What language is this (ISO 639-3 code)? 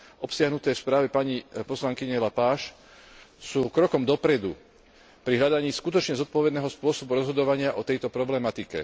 slk